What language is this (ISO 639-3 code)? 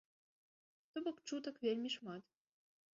bel